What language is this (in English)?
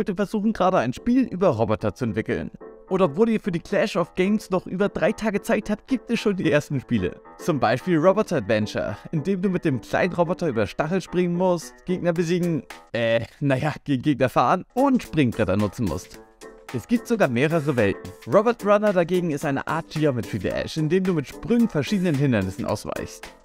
German